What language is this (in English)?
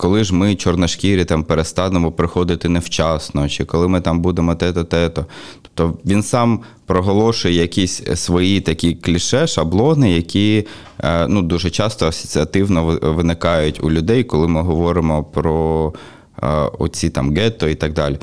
Ukrainian